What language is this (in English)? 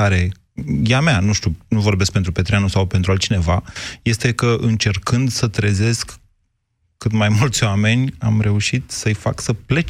Romanian